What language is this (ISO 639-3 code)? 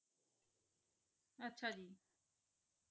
pan